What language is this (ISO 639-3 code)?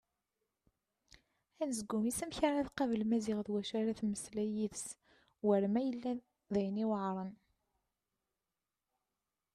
kab